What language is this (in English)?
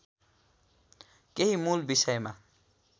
Nepali